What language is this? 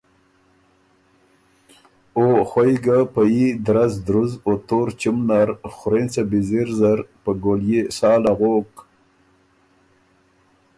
Ormuri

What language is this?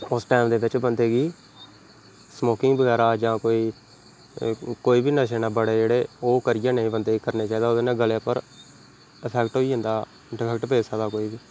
Dogri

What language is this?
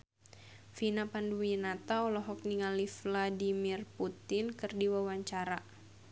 Sundanese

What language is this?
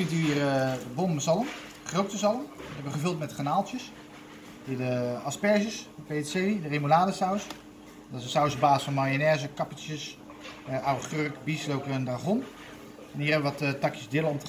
Dutch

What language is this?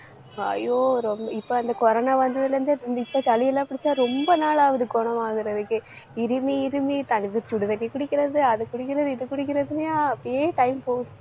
Tamil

